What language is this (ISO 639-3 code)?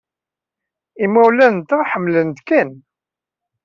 kab